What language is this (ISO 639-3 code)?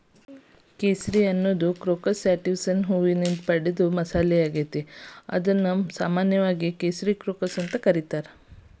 kan